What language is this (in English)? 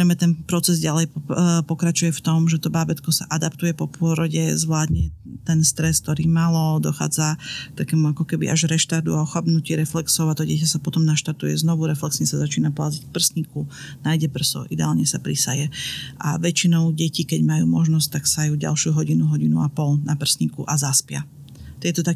Slovak